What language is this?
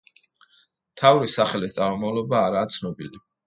Georgian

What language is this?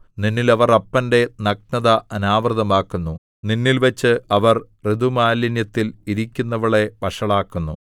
Malayalam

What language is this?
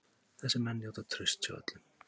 Icelandic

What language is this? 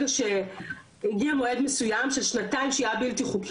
Hebrew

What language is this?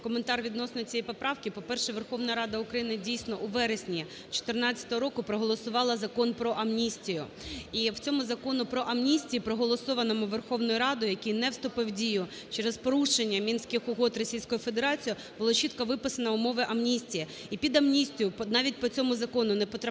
Ukrainian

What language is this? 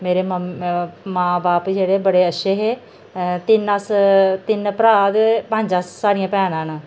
Dogri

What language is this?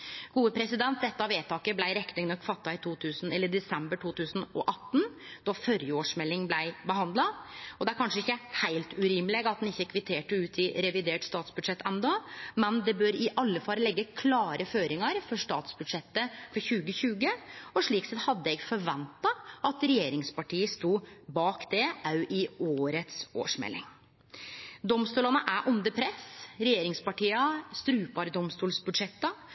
Norwegian Nynorsk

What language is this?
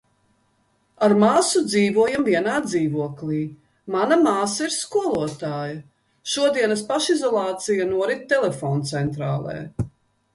Latvian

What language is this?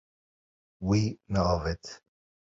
Kurdish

